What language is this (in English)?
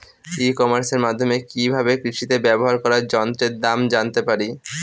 Bangla